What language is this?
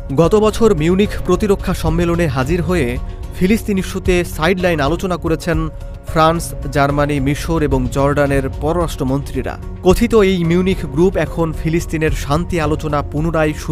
Bangla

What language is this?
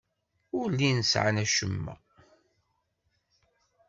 Kabyle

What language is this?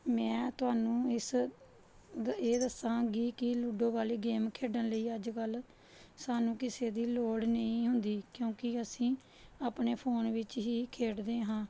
Punjabi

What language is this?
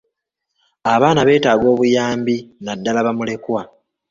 Ganda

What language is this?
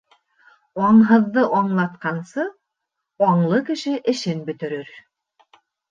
Bashkir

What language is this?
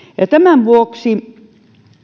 Finnish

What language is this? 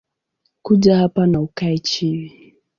Swahili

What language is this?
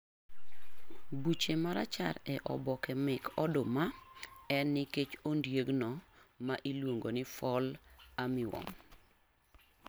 Luo (Kenya and Tanzania)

